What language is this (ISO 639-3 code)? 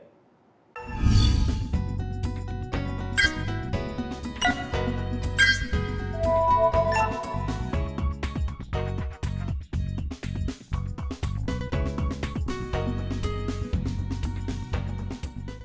vie